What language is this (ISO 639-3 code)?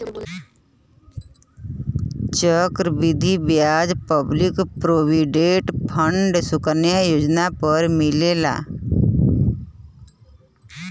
bho